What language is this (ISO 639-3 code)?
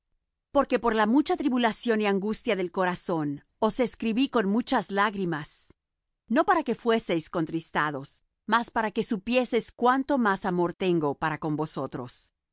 spa